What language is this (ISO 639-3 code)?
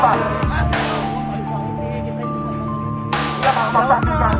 ind